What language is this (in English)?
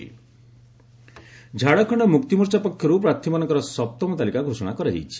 Odia